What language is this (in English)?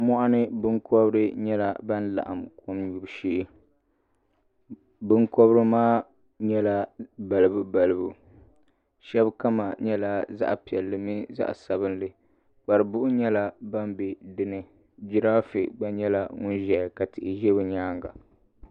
Dagbani